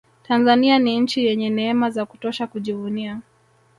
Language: Swahili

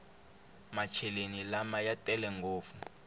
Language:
Tsonga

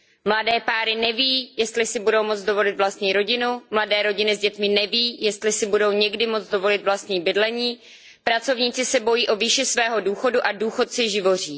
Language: Czech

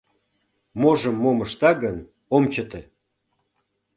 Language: Mari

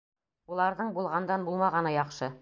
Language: Bashkir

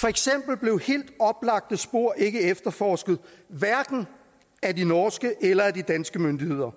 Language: Danish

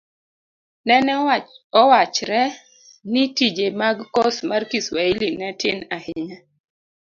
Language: Luo (Kenya and Tanzania)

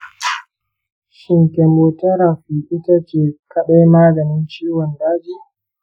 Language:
Hausa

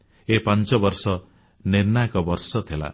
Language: Odia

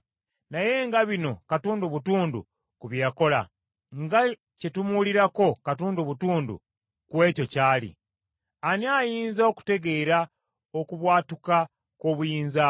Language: Ganda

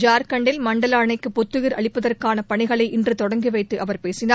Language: Tamil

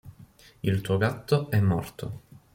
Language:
Italian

